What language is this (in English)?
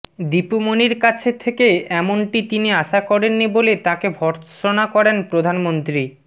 Bangla